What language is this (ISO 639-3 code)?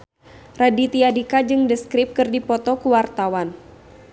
sun